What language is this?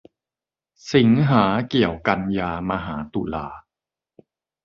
Thai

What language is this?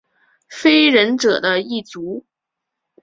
Chinese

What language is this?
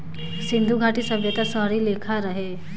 Bhojpuri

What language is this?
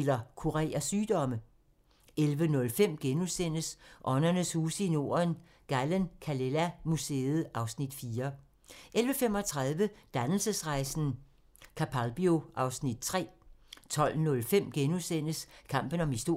Danish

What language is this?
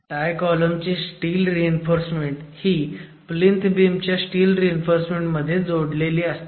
Marathi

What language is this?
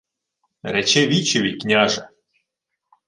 Ukrainian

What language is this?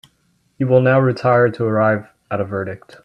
English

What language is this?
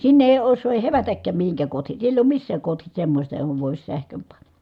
Finnish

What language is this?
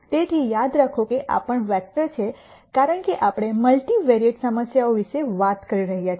Gujarati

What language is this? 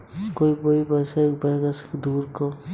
Hindi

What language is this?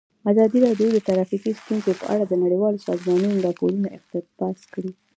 Pashto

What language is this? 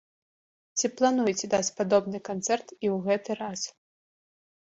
Belarusian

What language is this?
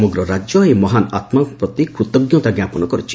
Odia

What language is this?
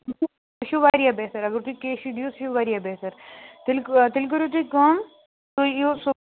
Kashmiri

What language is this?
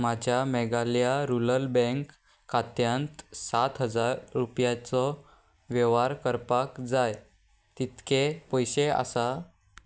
Konkani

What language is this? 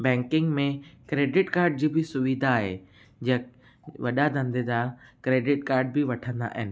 Sindhi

